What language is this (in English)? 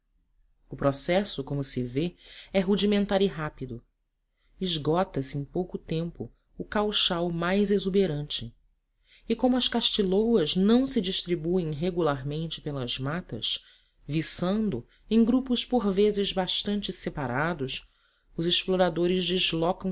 Portuguese